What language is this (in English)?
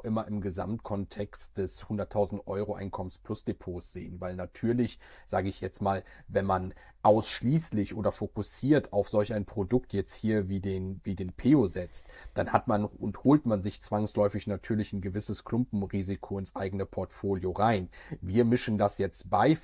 German